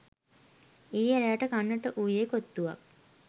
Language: Sinhala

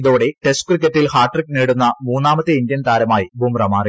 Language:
Malayalam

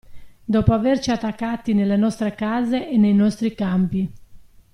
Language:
Italian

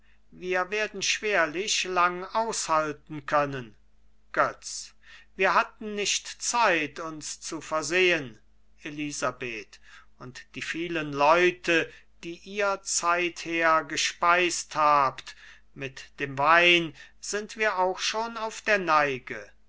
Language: German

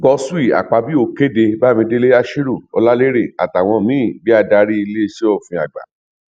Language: Yoruba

